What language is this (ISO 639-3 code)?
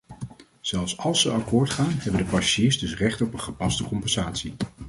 nld